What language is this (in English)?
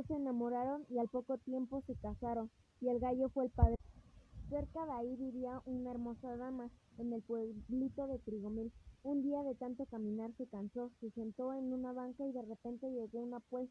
Spanish